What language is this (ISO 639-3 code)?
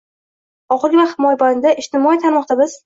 uzb